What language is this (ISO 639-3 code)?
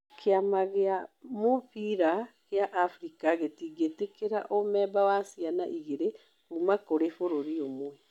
kik